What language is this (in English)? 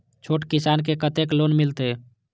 Maithili